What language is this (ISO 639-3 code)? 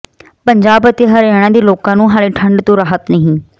pan